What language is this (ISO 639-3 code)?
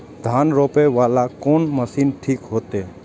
mai